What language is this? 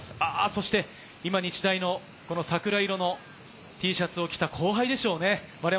Japanese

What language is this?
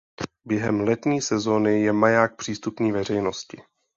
Czech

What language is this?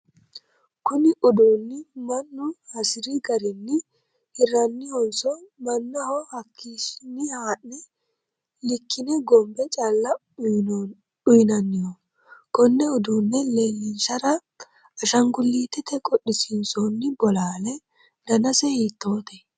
Sidamo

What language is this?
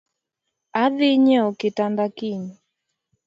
Luo (Kenya and Tanzania)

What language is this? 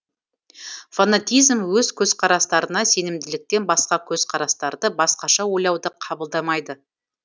Kazakh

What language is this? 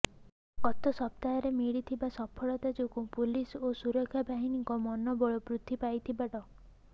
Odia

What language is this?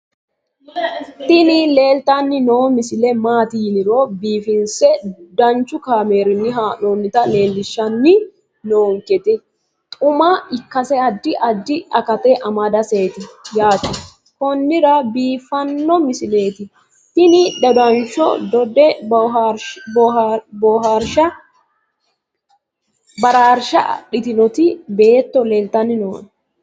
Sidamo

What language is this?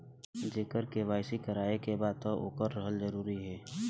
Bhojpuri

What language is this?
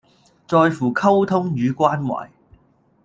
Cantonese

